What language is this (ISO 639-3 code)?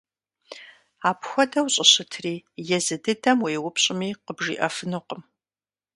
kbd